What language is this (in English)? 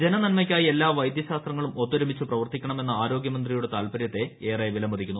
Malayalam